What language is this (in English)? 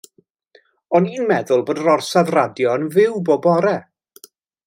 Welsh